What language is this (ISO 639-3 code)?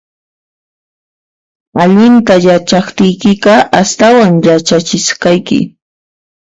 qxp